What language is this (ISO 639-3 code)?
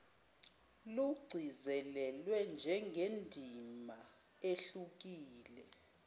zul